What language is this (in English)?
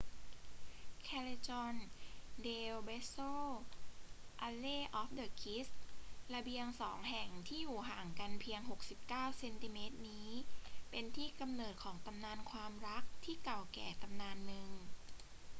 Thai